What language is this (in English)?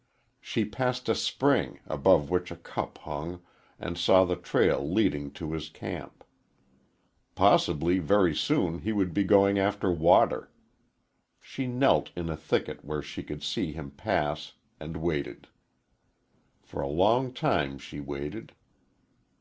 English